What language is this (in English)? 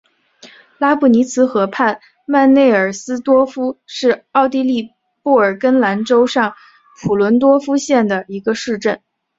Chinese